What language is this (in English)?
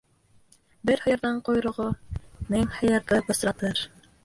Bashkir